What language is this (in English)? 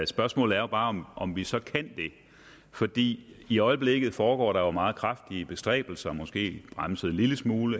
Danish